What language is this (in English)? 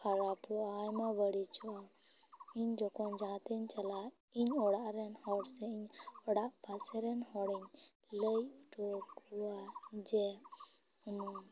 Santali